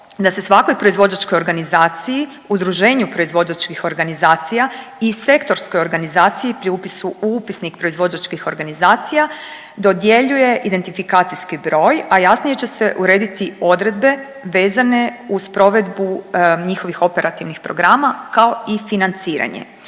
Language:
Croatian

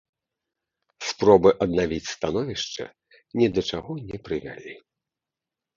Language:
Belarusian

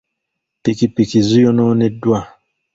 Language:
Ganda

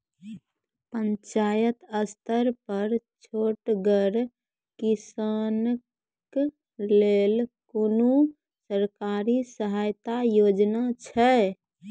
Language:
Maithili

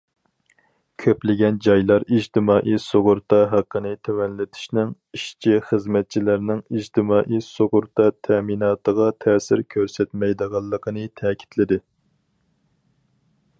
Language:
Uyghur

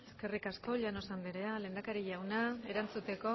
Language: Basque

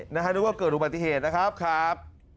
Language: Thai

